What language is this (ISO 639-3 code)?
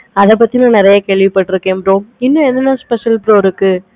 tam